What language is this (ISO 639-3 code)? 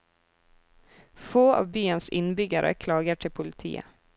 nor